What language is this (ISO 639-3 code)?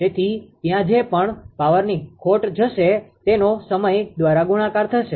guj